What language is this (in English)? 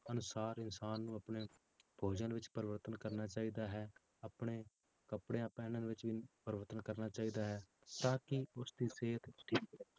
Punjabi